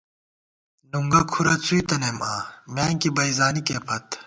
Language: Gawar-Bati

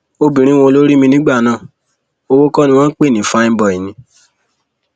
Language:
Yoruba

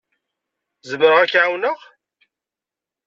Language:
Kabyle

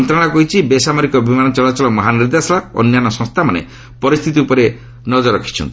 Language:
Odia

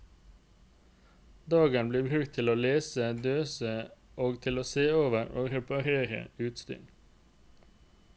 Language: Norwegian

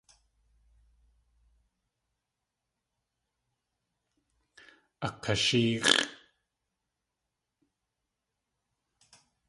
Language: Tlingit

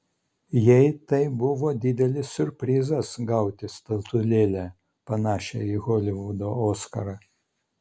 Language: Lithuanian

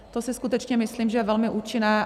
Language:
Czech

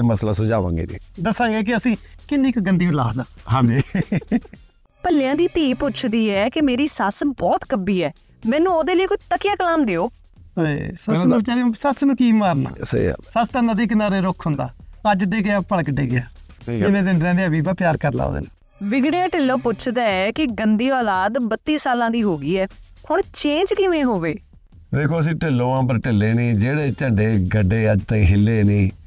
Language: Punjabi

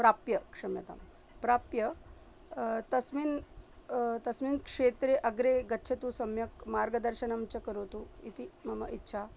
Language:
Sanskrit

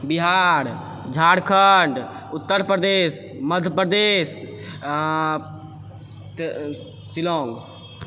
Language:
Maithili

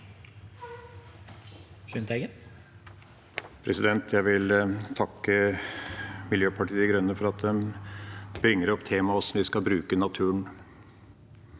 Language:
Norwegian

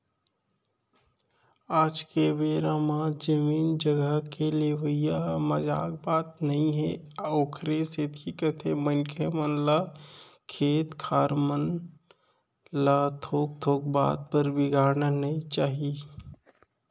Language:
Chhattisgarhi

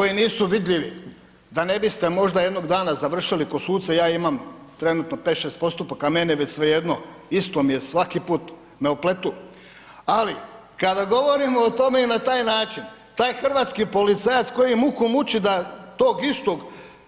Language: Croatian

